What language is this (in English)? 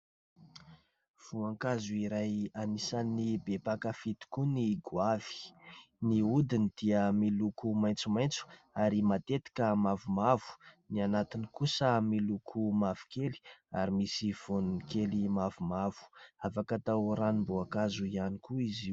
Malagasy